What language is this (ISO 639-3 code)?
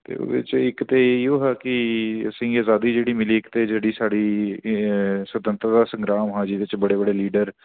doi